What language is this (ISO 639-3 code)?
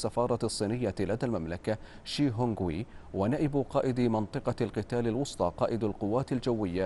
ara